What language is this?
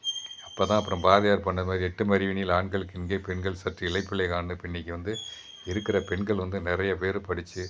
Tamil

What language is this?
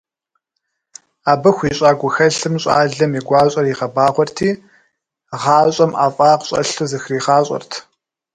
Kabardian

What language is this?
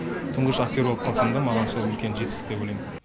Kazakh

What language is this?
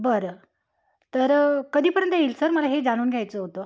Marathi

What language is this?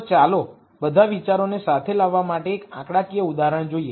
Gujarati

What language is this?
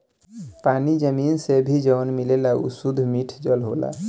Bhojpuri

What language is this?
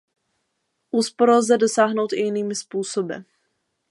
Czech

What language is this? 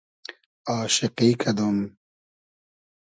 Hazaragi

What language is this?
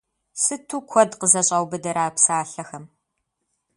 Kabardian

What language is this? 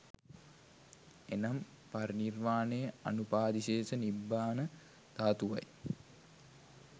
Sinhala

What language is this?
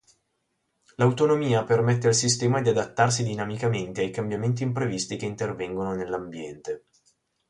Italian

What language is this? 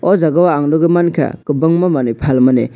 Kok Borok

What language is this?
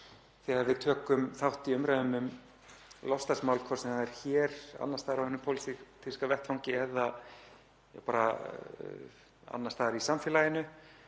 Icelandic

